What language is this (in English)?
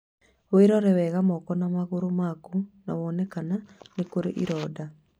Kikuyu